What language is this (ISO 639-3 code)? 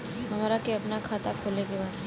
bho